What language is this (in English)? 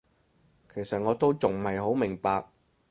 Cantonese